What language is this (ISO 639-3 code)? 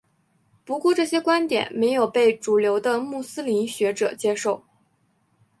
zho